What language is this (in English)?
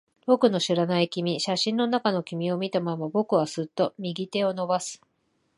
Japanese